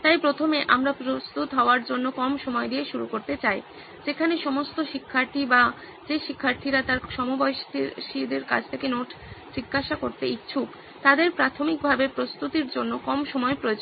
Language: Bangla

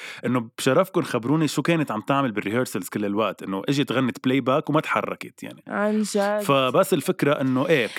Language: Arabic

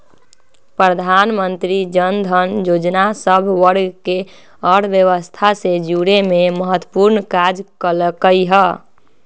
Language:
Magahi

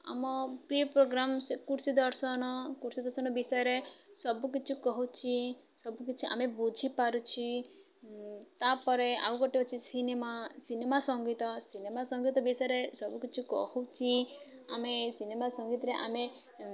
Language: Odia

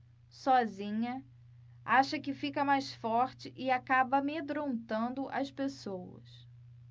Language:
Portuguese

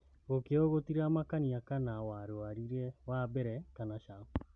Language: Kikuyu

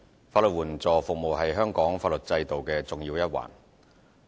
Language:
Cantonese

